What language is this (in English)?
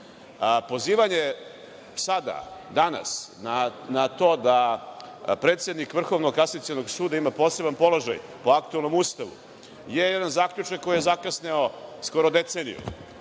Serbian